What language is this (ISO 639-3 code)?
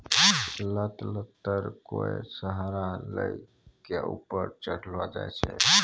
mai